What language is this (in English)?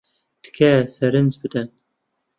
Central Kurdish